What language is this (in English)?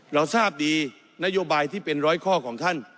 Thai